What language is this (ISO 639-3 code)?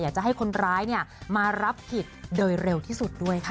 tha